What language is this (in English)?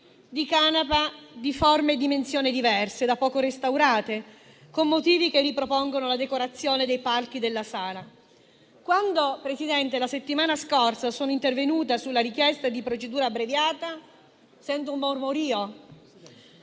Italian